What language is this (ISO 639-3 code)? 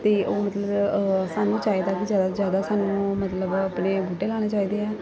pan